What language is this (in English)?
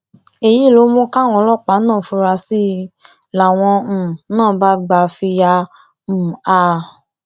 Yoruba